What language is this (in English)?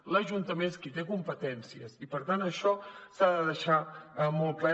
Catalan